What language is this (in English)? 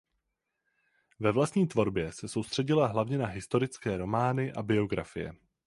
Czech